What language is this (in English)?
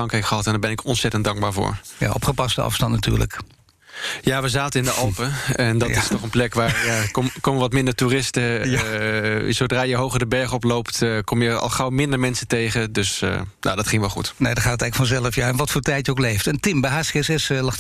Dutch